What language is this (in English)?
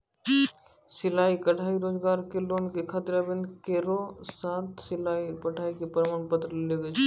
Maithili